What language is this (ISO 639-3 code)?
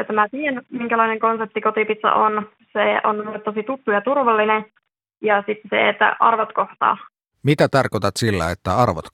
fin